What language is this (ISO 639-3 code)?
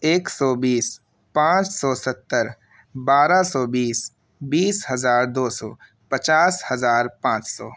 urd